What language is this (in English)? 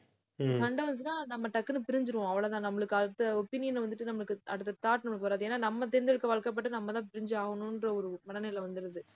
Tamil